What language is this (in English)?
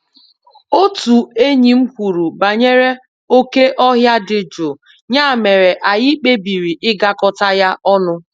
Igbo